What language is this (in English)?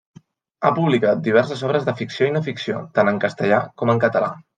Catalan